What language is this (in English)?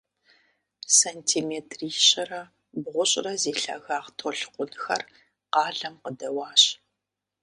Kabardian